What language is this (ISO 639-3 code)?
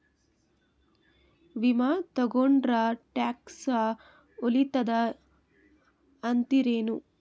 kan